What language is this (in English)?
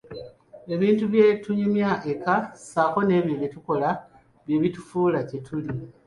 Ganda